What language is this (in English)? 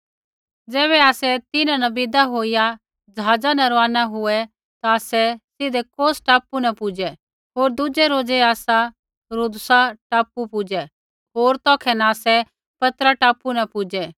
Kullu Pahari